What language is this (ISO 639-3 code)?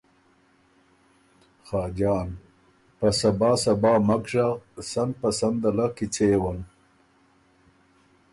oru